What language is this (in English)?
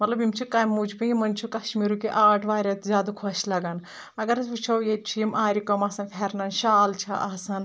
Kashmiri